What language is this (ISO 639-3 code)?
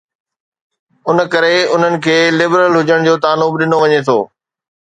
snd